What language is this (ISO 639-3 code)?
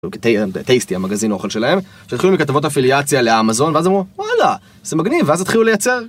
heb